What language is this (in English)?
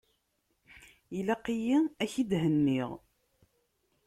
Kabyle